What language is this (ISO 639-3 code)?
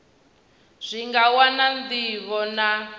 ven